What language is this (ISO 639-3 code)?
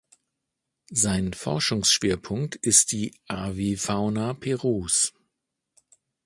deu